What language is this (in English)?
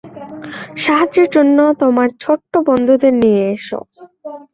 Bangla